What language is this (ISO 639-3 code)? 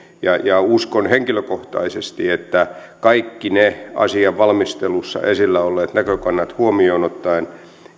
fin